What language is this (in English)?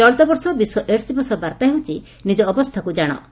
Odia